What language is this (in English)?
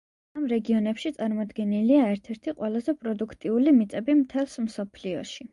Georgian